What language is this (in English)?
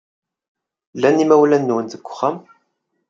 Kabyle